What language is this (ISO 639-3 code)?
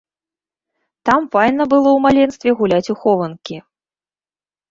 bel